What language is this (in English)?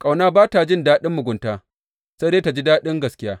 Hausa